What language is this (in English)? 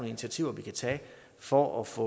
Danish